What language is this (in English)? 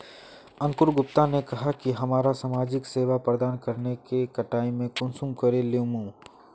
Magahi